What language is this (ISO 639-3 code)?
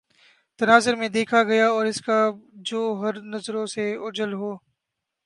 urd